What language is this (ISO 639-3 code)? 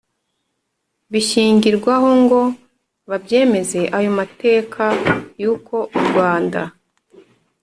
kin